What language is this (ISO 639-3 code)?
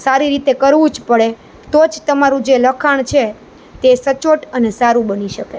guj